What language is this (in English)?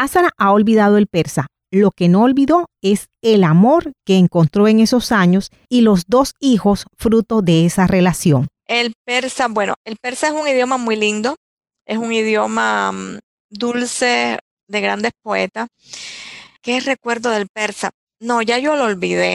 Spanish